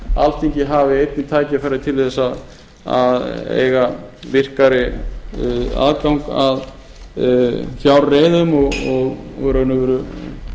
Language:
Icelandic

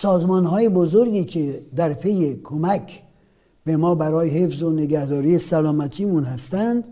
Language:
Persian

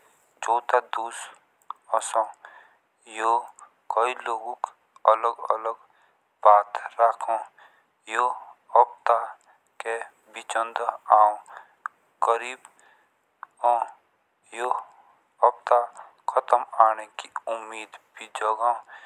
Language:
Jaunsari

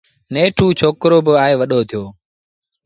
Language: Sindhi Bhil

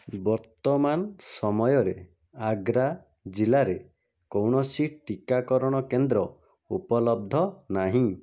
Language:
Odia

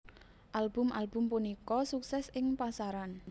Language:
Javanese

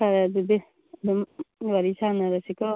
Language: Manipuri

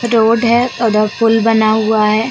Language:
Hindi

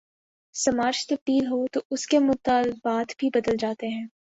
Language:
Urdu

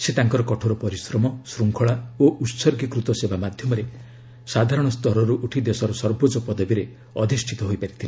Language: Odia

